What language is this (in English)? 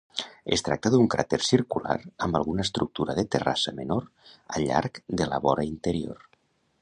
Catalan